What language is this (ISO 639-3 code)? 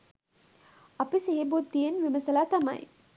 sin